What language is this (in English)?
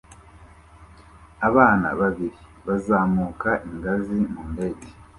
Kinyarwanda